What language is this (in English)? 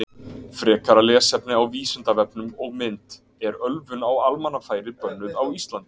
Icelandic